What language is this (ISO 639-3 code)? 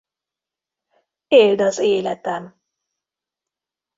hun